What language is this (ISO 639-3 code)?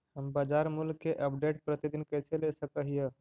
mag